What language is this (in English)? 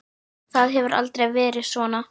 Icelandic